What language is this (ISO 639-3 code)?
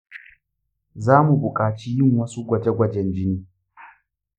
hau